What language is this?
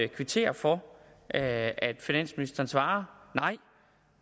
Danish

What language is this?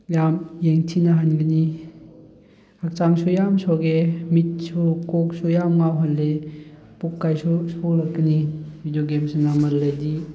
Manipuri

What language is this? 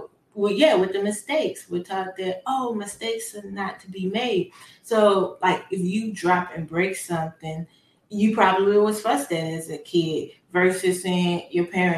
English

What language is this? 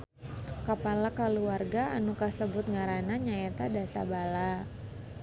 Sundanese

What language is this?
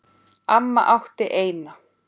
Icelandic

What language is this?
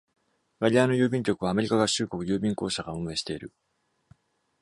Japanese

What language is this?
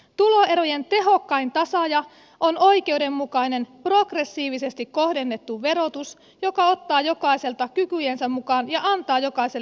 Finnish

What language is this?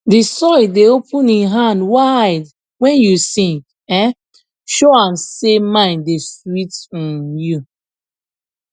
Nigerian Pidgin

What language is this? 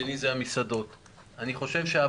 Hebrew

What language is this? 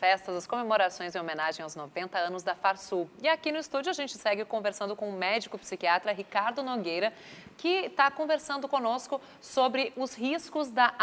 Portuguese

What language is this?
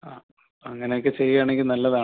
Malayalam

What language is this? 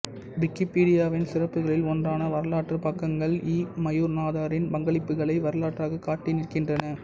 Tamil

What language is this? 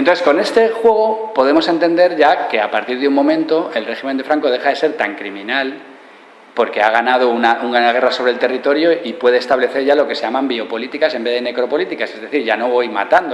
Spanish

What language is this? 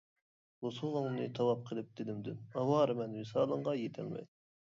Uyghur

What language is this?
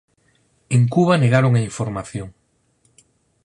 Galician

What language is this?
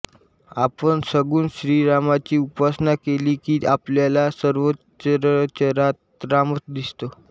Marathi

